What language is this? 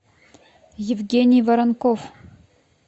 Russian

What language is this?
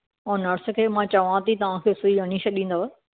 Sindhi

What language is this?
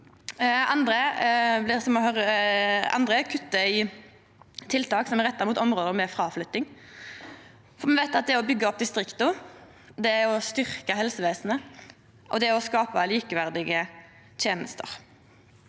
Norwegian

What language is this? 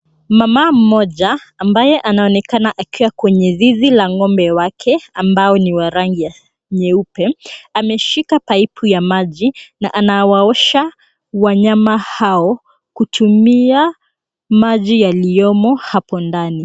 Swahili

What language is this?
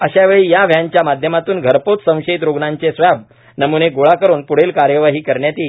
Marathi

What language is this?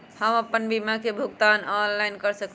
Magahi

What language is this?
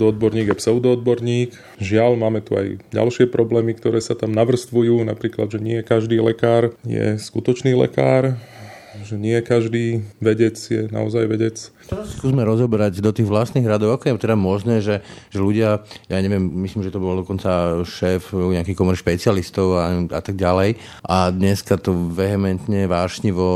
Slovak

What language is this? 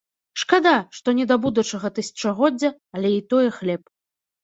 Belarusian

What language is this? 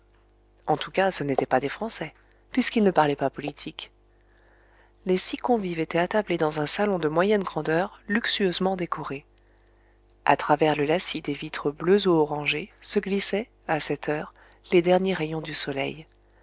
French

